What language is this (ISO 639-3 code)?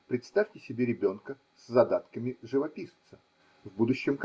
rus